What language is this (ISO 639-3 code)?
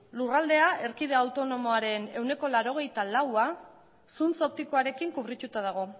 eus